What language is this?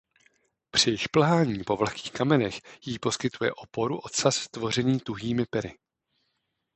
Czech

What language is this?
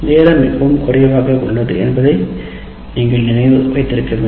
Tamil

